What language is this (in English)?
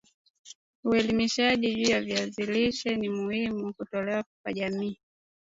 Swahili